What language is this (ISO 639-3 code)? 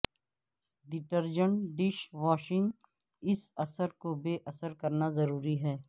urd